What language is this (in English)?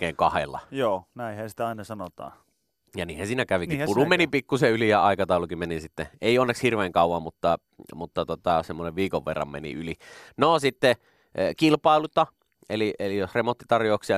Finnish